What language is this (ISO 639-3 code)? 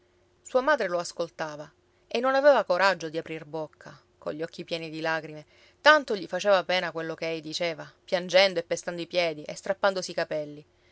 ita